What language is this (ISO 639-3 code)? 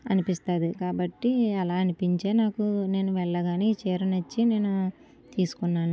tel